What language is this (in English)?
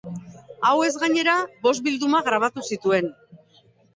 Basque